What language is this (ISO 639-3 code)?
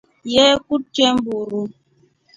rof